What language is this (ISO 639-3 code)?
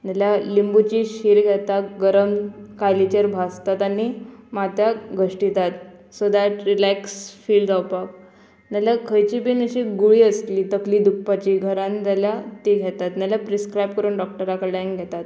kok